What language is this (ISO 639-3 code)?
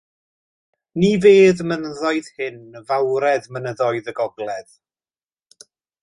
cym